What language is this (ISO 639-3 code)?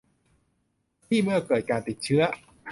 tha